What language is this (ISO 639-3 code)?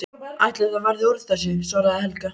isl